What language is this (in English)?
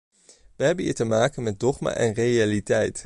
Dutch